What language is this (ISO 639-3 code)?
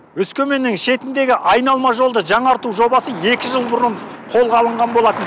kaz